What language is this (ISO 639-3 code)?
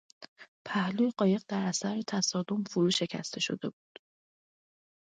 fas